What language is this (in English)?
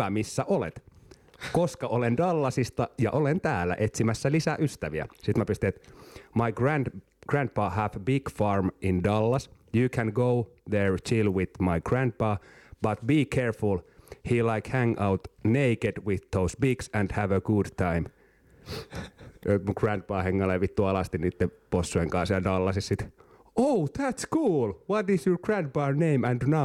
Finnish